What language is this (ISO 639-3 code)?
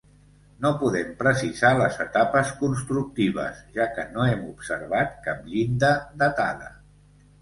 cat